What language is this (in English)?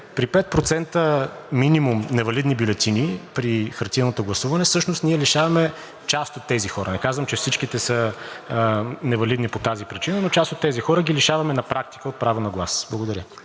Bulgarian